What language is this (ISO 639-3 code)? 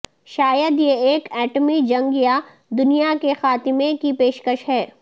urd